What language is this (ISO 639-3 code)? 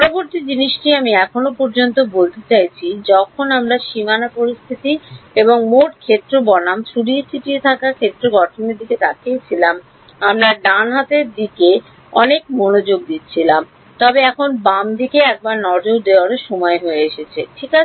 ben